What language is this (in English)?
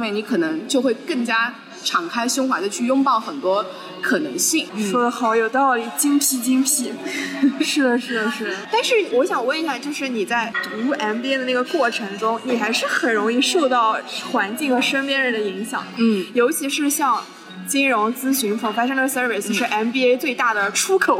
Chinese